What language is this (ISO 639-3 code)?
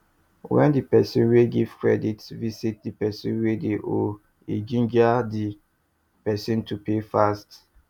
pcm